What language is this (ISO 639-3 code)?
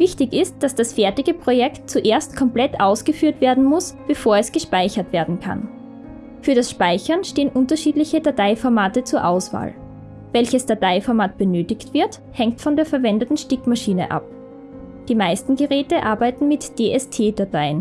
deu